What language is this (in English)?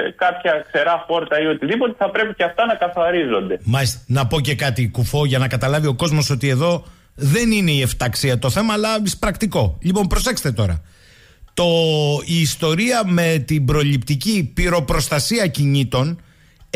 Greek